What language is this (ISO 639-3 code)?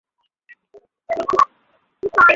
ben